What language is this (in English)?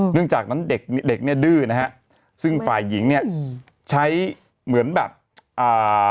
Thai